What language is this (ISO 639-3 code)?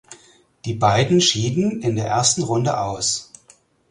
deu